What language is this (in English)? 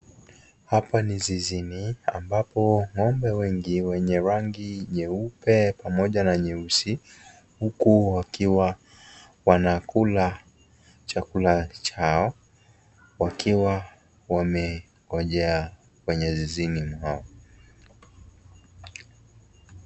Swahili